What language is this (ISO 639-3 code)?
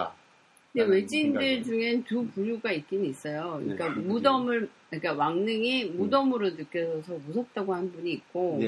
kor